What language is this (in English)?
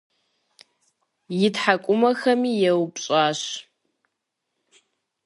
Kabardian